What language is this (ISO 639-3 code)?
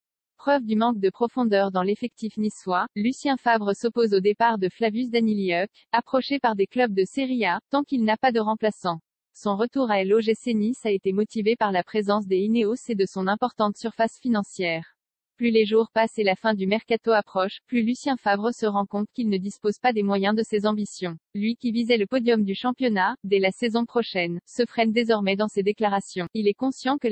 fra